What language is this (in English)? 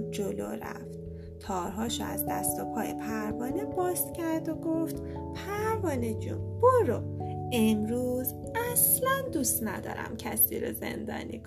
Persian